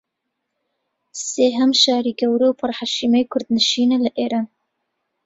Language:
Central Kurdish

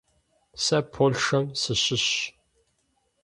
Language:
Kabardian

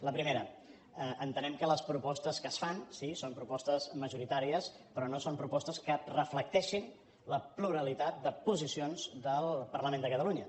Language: Catalan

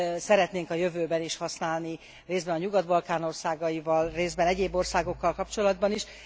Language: Hungarian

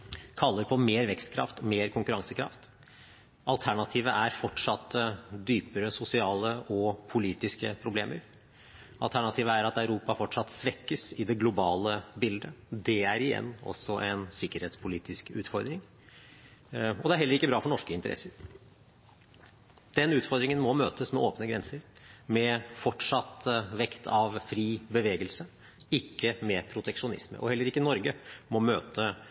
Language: Norwegian Bokmål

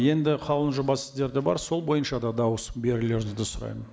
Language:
Kazakh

